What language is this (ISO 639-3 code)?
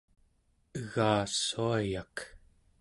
esu